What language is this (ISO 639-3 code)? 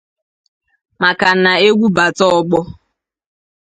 ibo